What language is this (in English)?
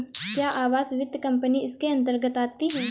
Hindi